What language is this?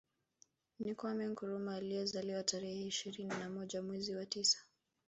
Swahili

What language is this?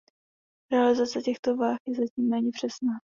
Czech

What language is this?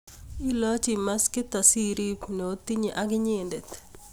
Kalenjin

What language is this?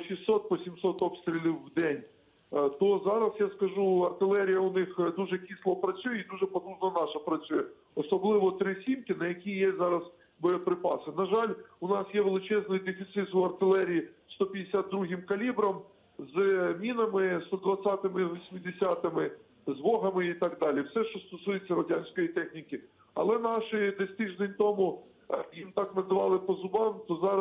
Ukrainian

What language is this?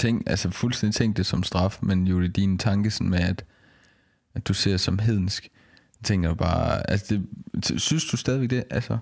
Danish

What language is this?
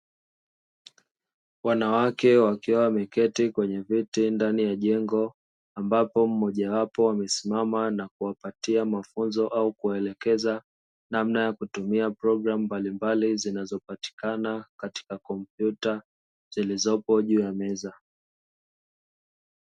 Swahili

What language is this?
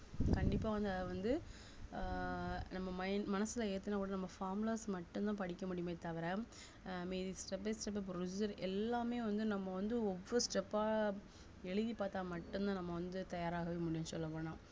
Tamil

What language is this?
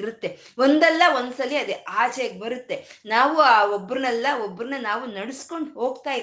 Kannada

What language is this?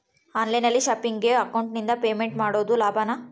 Kannada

